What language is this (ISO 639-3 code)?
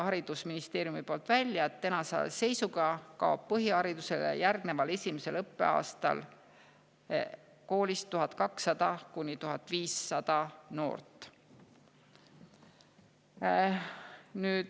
est